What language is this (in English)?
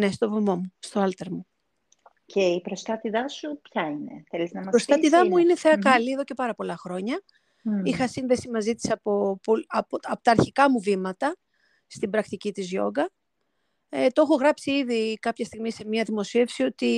Greek